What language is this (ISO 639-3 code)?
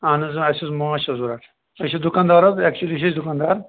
kas